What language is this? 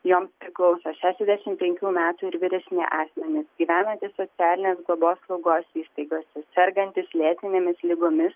Lithuanian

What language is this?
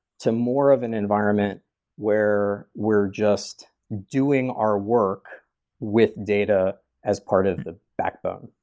English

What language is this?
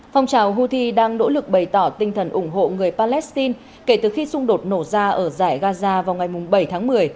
Vietnamese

